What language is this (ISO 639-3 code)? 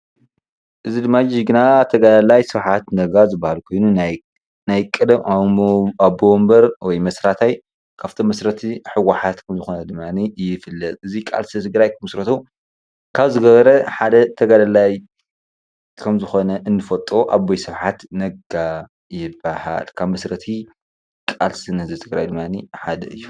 tir